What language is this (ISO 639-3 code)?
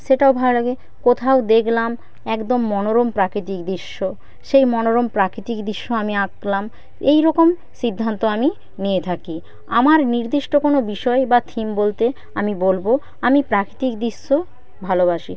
ben